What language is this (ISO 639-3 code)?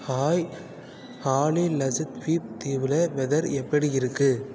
tam